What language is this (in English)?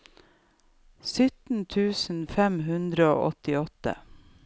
Norwegian